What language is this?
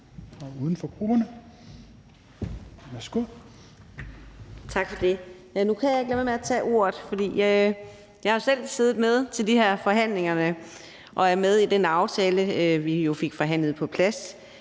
Danish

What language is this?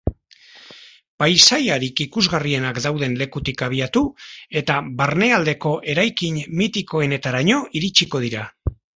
Basque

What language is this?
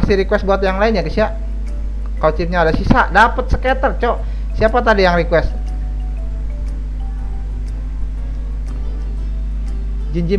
Indonesian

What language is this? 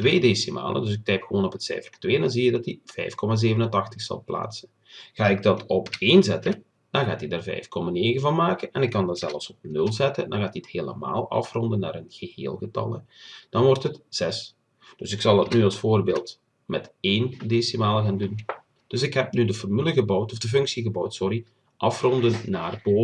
Dutch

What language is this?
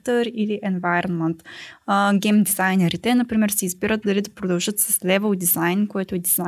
Bulgarian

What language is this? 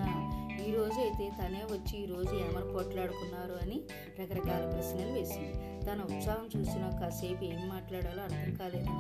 Telugu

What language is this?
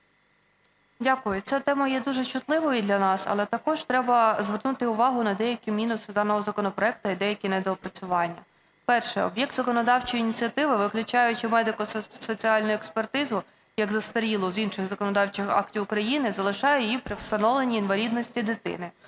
Ukrainian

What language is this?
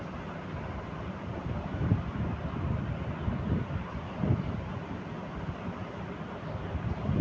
Maithili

